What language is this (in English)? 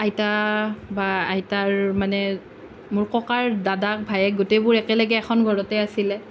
Assamese